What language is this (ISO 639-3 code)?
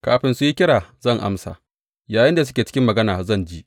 hau